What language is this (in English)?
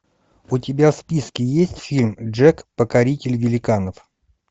Russian